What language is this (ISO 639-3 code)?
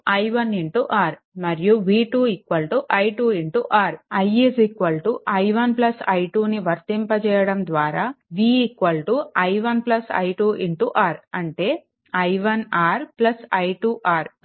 tel